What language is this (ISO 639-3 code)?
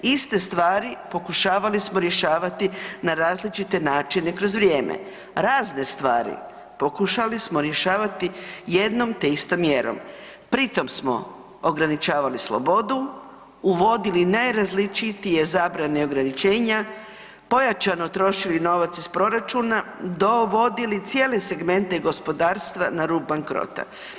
hrv